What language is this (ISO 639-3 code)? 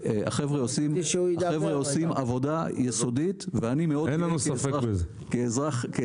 heb